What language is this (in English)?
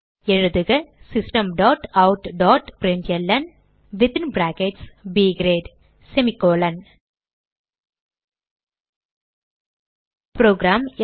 Tamil